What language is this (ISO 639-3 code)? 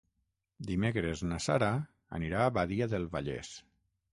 cat